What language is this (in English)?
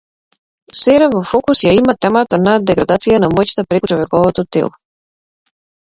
Macedonian